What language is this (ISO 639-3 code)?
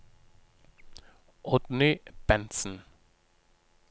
nor